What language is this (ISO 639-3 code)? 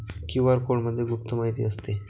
mar